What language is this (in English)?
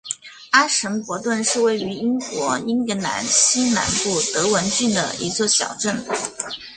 Chinese